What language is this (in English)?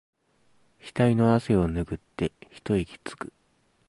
Japanese